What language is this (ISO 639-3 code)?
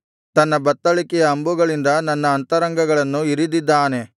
kan